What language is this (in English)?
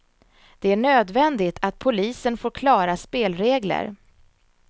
Swedish